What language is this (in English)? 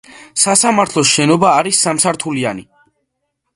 Georgian